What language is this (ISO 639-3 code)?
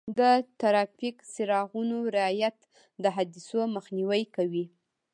pus